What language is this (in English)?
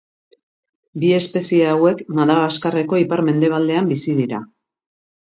Basque